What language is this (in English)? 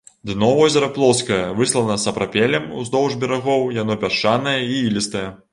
Belarusian